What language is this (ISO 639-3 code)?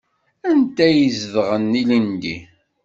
kab